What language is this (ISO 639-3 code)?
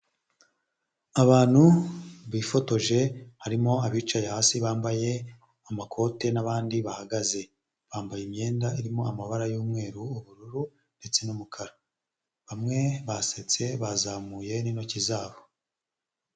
kin